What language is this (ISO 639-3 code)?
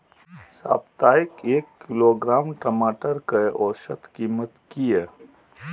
mai